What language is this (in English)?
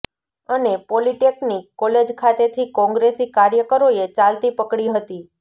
Gujarati